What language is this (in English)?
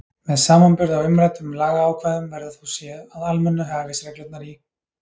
Icelandic